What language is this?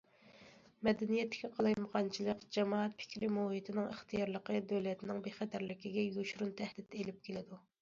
Uyghur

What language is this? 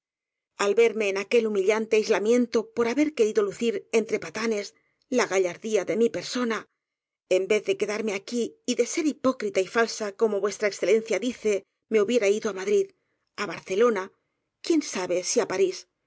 Spanish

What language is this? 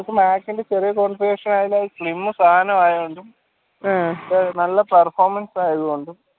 Malayalam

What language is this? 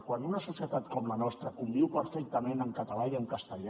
Catalan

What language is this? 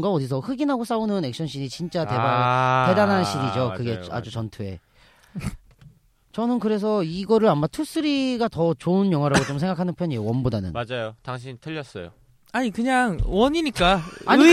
Korean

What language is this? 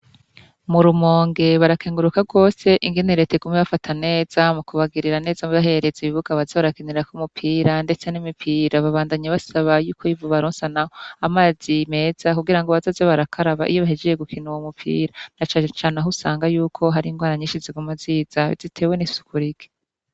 Rundi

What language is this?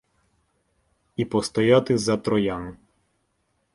Ukrainian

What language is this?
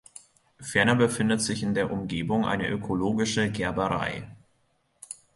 German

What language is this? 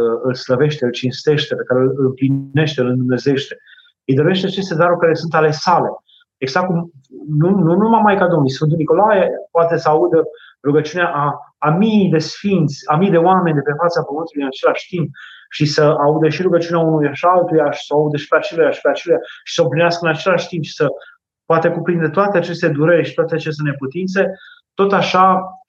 Romanian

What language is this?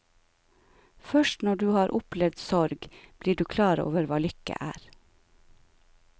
Norwegian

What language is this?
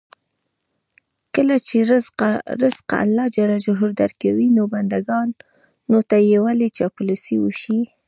Pashto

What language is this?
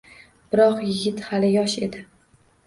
Uzbek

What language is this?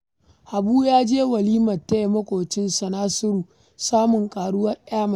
Hausa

